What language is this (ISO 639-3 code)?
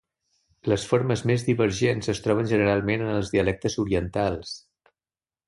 cat